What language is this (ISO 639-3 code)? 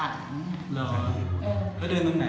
tha